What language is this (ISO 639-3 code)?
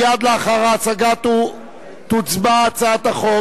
heb